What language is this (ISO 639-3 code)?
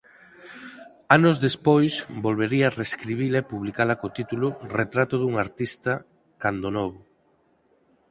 glg